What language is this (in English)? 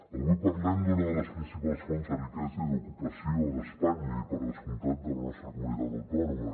Catalan